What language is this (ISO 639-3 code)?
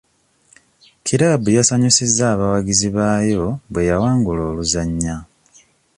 lug